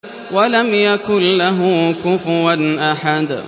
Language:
Arabic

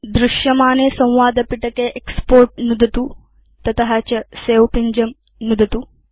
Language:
Sanskrit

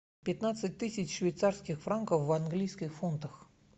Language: Russian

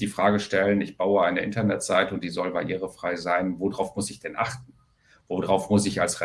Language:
German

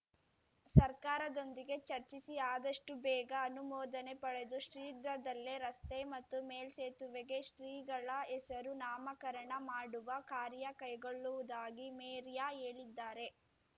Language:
Kannada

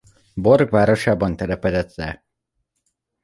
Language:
Hungarian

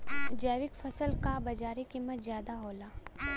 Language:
Bhojpuri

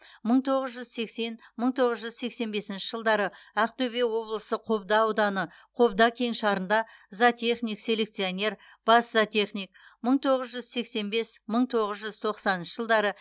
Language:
Kazakh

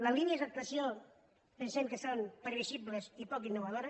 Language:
Catalan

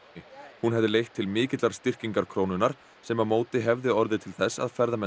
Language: Icelandic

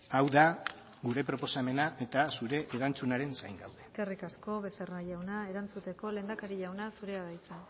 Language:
Basque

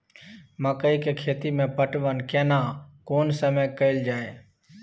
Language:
Maithili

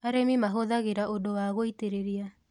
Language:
Kikuyu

